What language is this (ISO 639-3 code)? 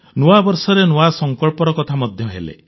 ori